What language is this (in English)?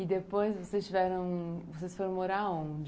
Portuguese